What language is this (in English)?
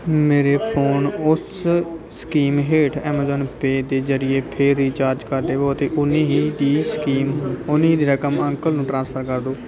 Punjabi